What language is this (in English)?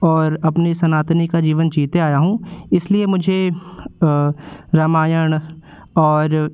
Hindi